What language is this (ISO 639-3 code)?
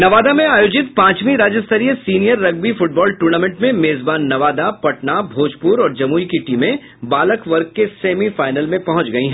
hin